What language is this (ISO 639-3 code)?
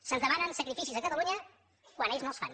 cat